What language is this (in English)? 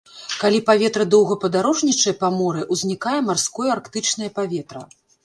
Belarusian